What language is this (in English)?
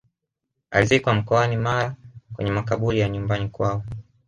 Swahili